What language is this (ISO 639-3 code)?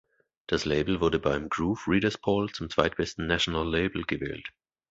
deu